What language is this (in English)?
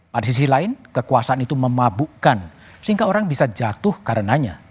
Indonesian